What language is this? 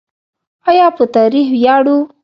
Pashto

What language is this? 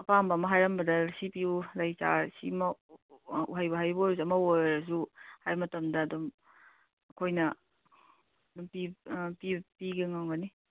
Manipuri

